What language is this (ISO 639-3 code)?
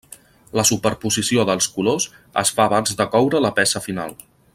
cat